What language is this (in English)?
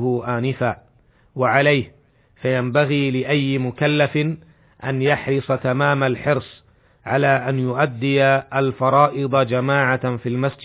Arabic